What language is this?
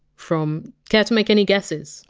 English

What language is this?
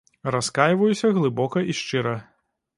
Belarusian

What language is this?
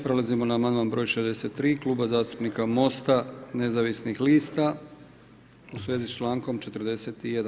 Croatian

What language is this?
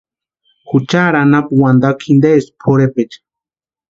Western Highland Purepecha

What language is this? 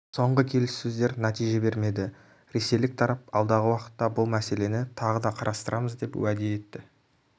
Kazakh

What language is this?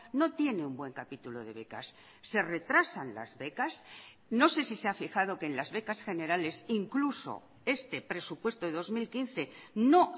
Spanish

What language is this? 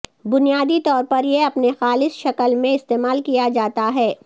Urdu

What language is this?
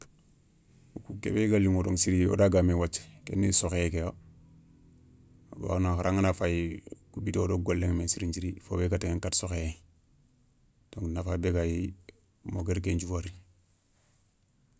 Soninke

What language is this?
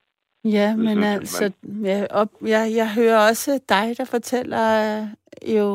Danish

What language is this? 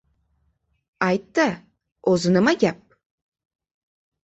Uzbek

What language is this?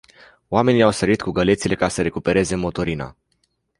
Romanian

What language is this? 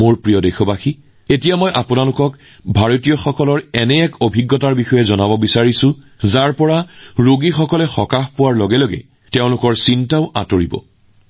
Assamese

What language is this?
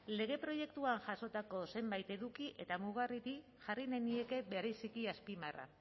Basque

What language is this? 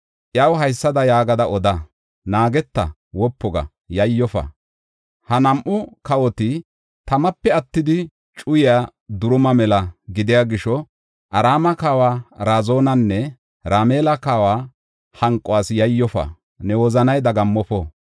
Gofa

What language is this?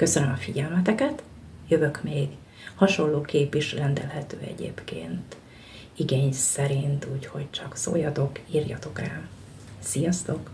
Hungarian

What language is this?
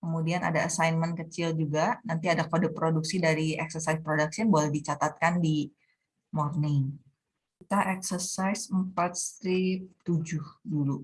Indonesian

